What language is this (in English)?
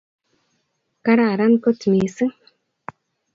Kalenjin